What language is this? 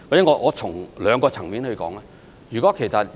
Cantonese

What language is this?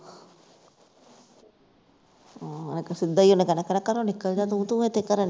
Punjabi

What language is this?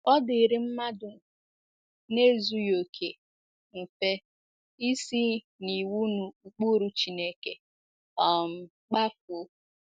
Igbo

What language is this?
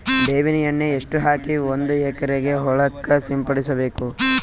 Kannada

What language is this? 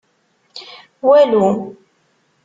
Kabyle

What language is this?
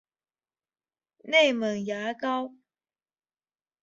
Chinese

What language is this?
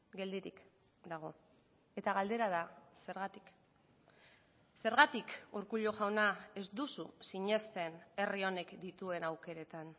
Basque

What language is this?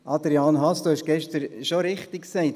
Swiss German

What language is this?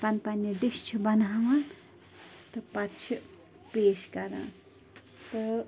Kashmiri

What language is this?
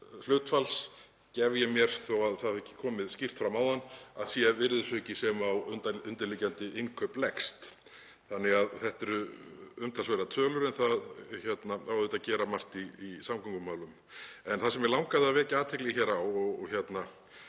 Icelandic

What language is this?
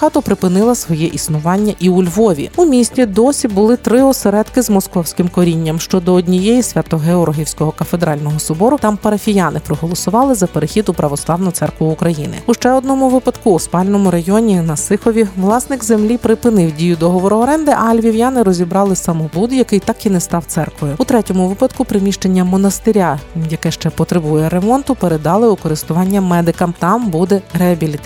Ukrainian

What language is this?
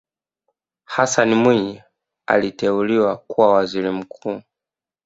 Swahili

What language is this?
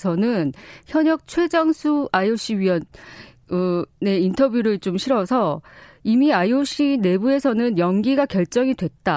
Korean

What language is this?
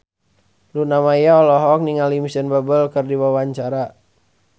Sundanese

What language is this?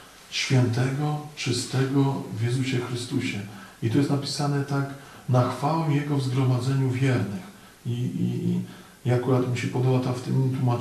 Polish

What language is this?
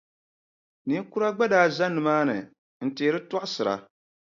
Dagbani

